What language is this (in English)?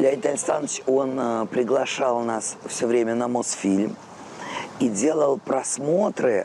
Russian